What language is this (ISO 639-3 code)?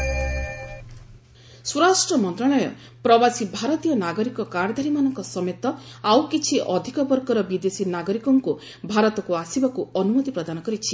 ori